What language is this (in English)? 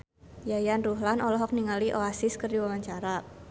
Sundanese